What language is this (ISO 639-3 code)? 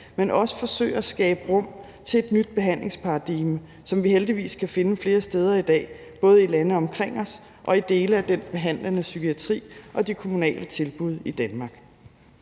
dan